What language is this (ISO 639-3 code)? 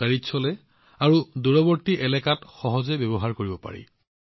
asm